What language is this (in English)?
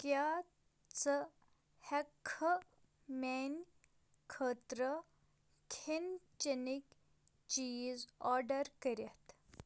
Kashmiri